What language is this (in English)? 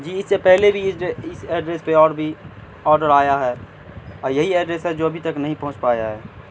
Urdu